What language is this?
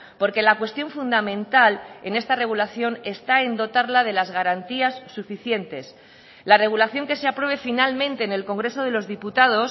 Spanish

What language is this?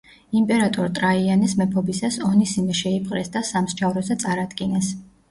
Georgian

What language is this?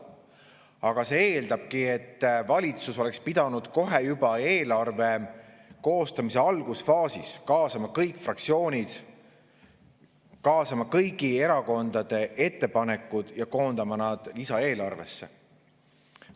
Estonian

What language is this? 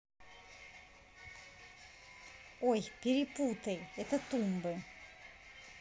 Russian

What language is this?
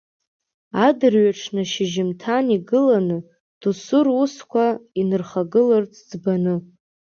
Abkhazian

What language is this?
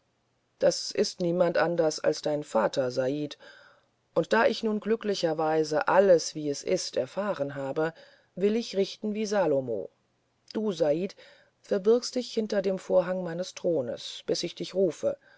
German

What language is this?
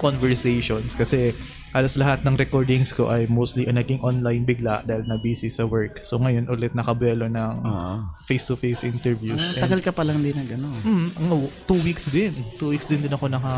Filipino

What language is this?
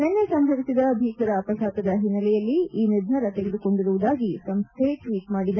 Kannada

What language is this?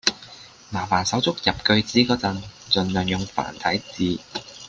Cantonese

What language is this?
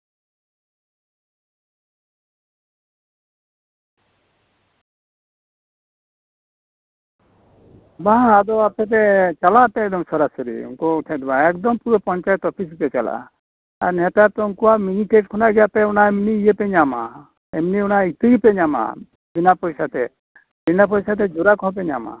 Santali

